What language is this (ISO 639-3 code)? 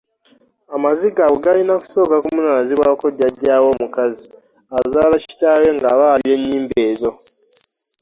lug